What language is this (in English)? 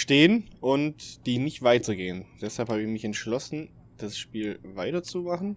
German